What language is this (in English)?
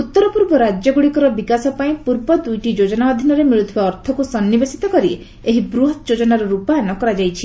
Odia